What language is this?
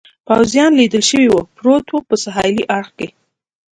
Pashto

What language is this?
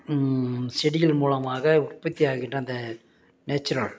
Tamil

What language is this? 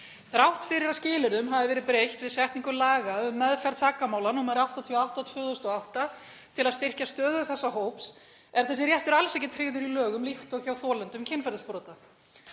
Icelandic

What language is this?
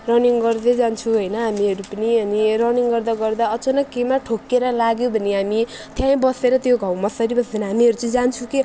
Nepali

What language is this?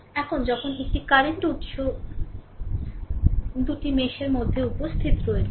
Bangla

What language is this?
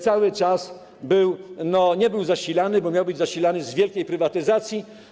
Polish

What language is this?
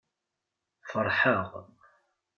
Kabyle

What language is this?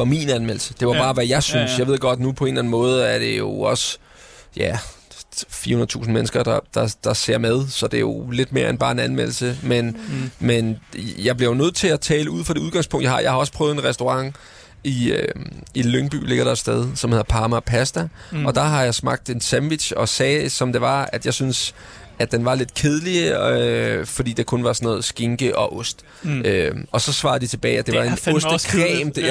Danish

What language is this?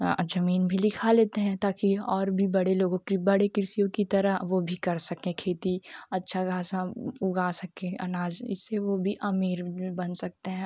Hindi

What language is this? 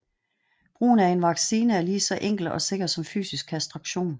Danish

